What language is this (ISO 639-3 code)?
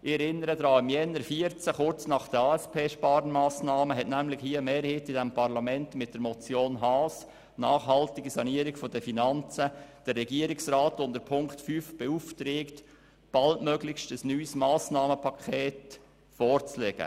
gsw